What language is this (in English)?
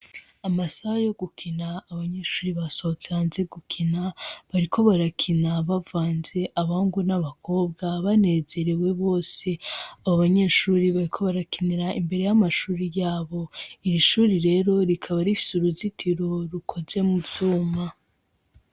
Rundi